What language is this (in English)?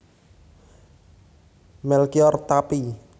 Javanese